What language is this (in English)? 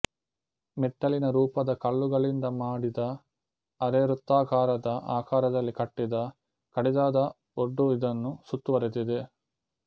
Kannada